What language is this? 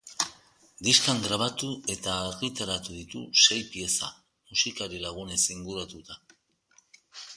Basque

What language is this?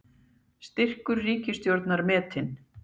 Icelandic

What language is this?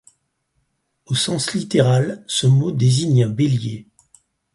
French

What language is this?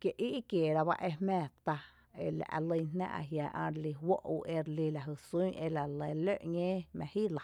Tepinapa Chinantec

